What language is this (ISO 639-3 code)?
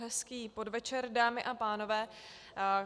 ces